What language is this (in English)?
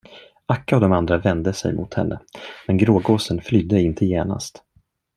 Swedish